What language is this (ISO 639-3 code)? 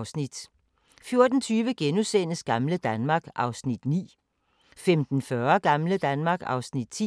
dan